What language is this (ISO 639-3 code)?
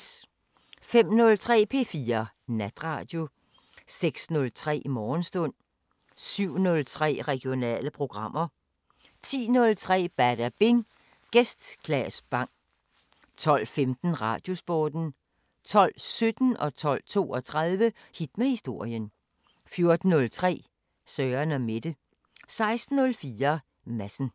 dan